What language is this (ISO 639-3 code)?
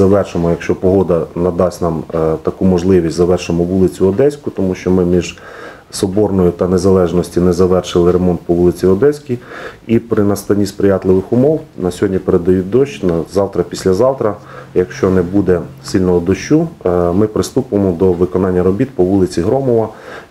ukr